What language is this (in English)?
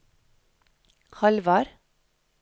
Norwegian